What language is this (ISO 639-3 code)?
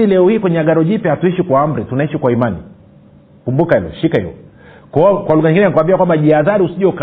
swa